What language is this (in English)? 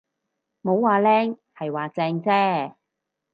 Cantonese